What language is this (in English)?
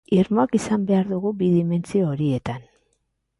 Basque